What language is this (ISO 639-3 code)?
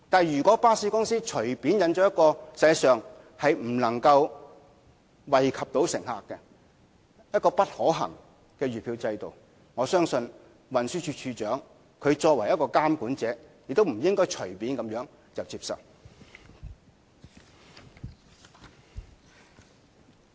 yue